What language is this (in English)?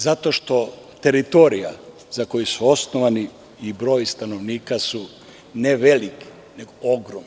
Serbian